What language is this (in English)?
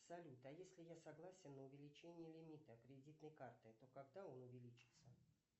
Russian